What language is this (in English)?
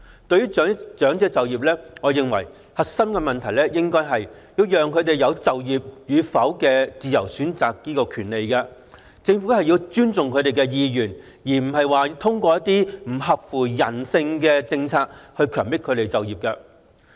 Cantonese